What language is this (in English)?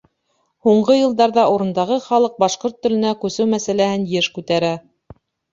Bashkir